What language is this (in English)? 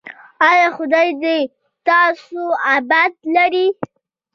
Pashto